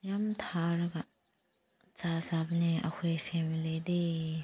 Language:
Manipuri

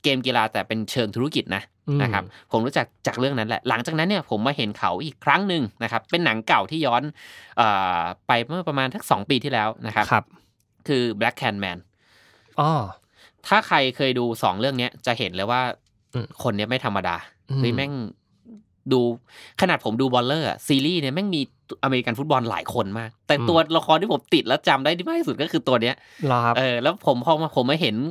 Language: Thai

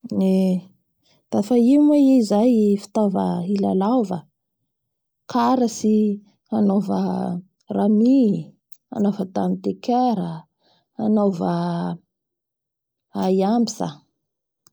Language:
Bara Malagasy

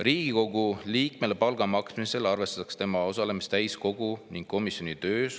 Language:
Estonian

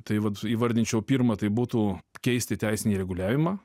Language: Lithuanian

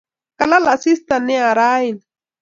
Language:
Kalenjin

